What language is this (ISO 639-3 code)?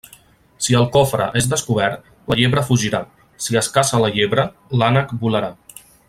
cat